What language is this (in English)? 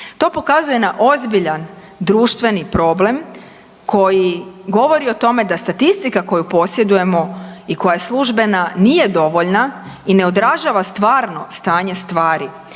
Croatian